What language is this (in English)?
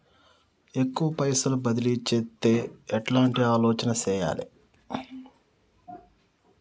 Telugu